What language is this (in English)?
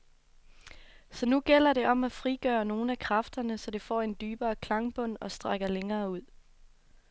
Danish